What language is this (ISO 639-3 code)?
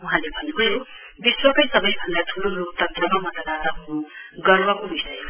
nep